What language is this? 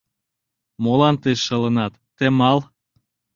Mari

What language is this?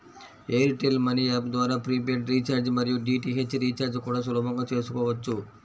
Telugu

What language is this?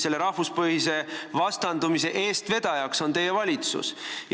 Estonian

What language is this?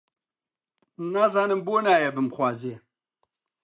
Central Kurdish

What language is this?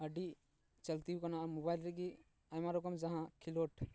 Santali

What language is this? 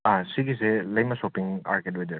Manipuri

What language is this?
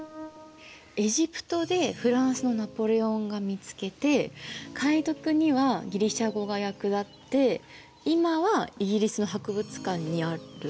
Japanese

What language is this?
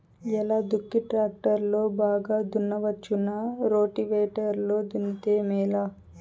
Telugu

